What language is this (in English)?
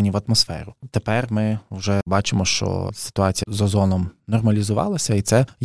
Ukrainian